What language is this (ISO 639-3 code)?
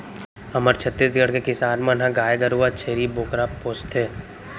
hne